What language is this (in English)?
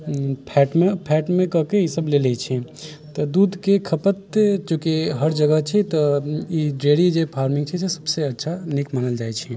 Maithili